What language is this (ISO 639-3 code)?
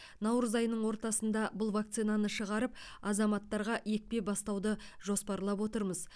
kaz